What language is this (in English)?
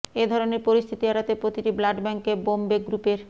Bangla